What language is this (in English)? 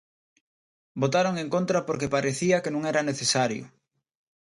Galician